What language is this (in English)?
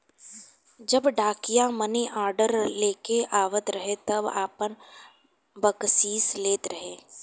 Bhojpuri